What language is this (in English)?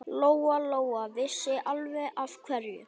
Icelandic